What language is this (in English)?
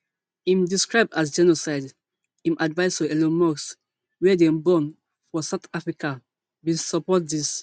Nigerian Pidgin